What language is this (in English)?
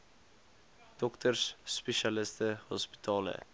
Afrikaans